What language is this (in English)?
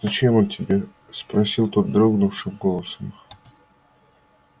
Russian